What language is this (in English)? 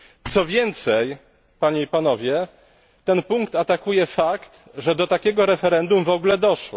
Polish